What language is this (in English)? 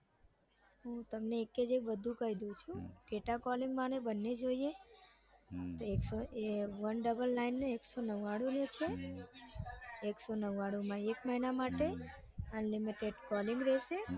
Gujarati